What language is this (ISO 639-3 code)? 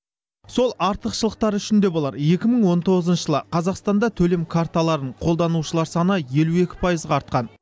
kaz